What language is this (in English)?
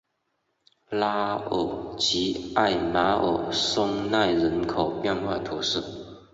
Chinese